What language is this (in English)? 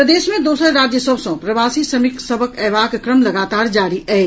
Maithili